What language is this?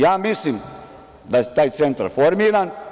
Serbian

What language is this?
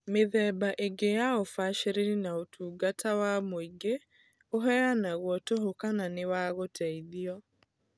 Kikuyu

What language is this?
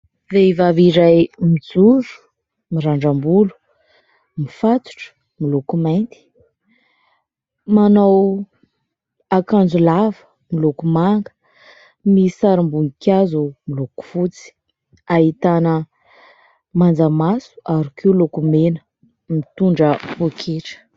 Malagasy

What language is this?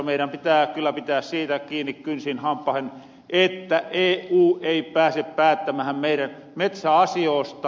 Finnish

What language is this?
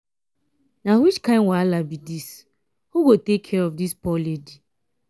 Nigerian Pidgin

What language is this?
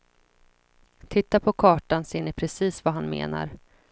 Swedish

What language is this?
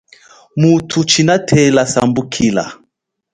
Chokwe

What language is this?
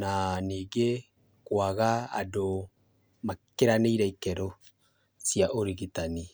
Kikuyu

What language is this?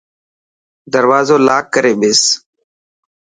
Dhatki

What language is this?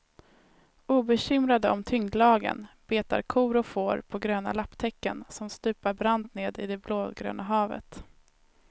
Swedish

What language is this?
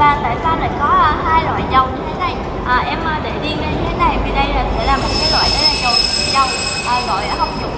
Vietnamese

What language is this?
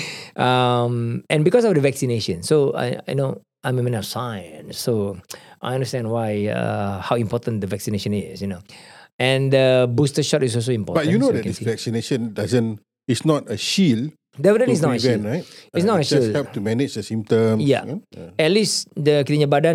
Malay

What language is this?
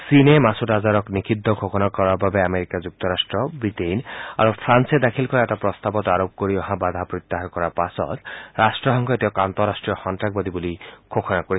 Assamese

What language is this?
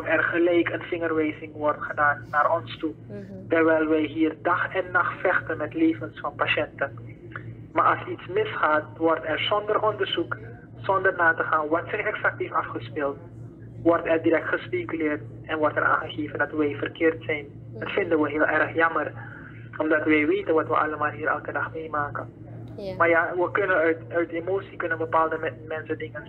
Dutch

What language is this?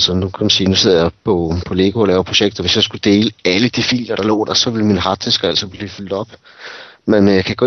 Danish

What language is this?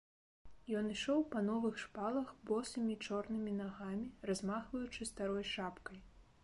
Belarusian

